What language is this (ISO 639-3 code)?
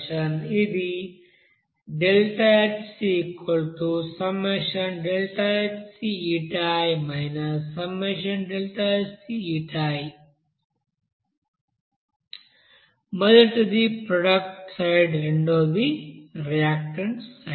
tel